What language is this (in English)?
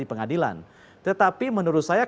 Indonesian